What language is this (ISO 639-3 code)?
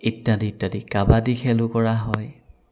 asm